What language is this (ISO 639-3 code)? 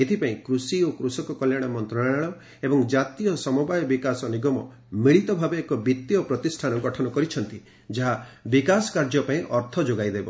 ori